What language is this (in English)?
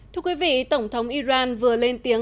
Vietnamese